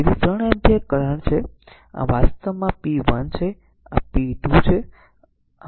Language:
Gujarati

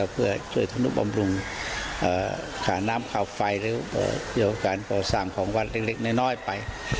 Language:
Thai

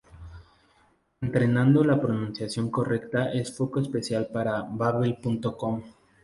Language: Spanish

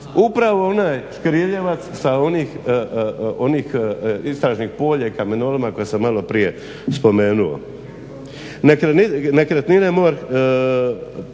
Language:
Croatian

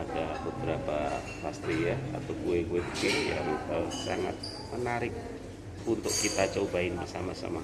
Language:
Indonesian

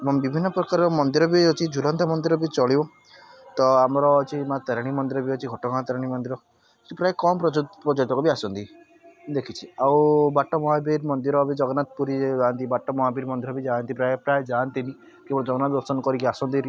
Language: Odia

